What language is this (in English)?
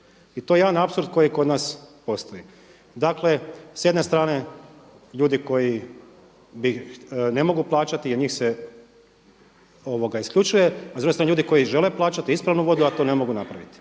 Croatian